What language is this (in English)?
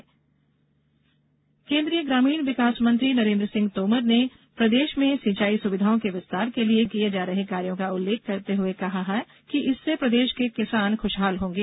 Hindi